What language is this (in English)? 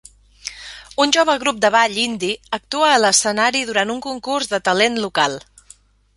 Catalan